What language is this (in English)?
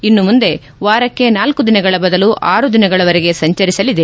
Kannada